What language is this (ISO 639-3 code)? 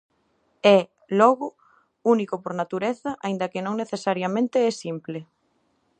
glg